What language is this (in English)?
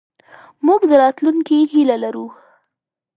Pashto